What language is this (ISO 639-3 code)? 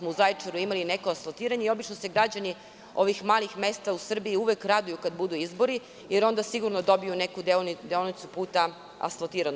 srp